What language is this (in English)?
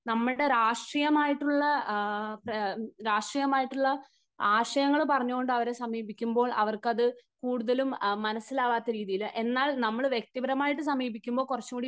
Malayalam